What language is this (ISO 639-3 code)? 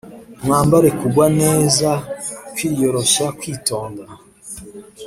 kin